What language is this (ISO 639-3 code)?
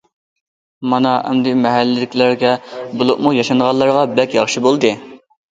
uig